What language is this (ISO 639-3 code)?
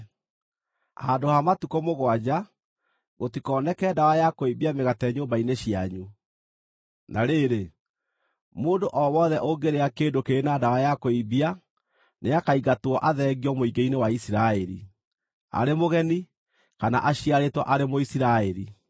kik